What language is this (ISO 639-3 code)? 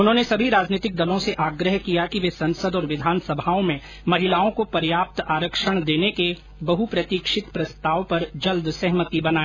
hin